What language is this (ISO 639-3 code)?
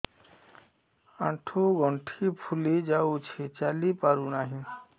ori